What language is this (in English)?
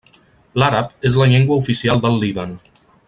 Catalan